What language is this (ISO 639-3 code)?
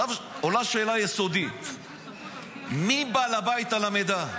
heb